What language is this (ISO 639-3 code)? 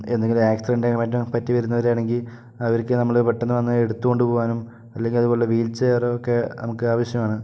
mal